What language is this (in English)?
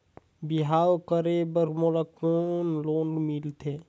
Chhattisgarhi